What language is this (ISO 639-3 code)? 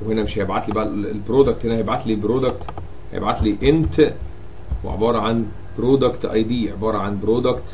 ara